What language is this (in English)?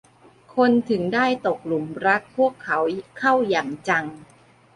Thai